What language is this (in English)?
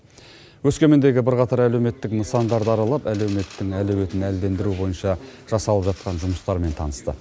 Kazakh